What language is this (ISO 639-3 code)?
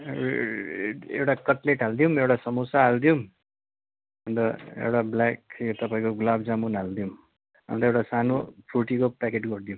nep